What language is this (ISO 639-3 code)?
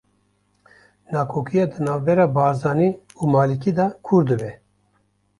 kur